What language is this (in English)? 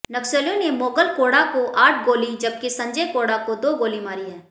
Hindi